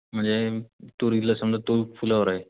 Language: Marathi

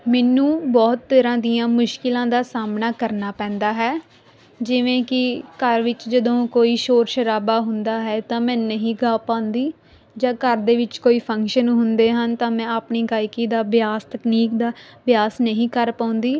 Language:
Punjabi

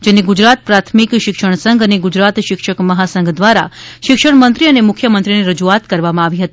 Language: Gujarati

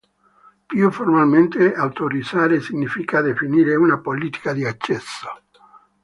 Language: Italian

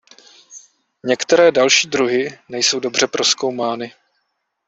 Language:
Czech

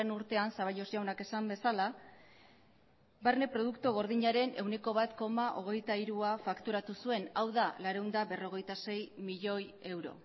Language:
Basque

